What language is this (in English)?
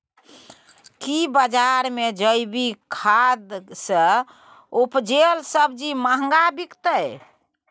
Maithili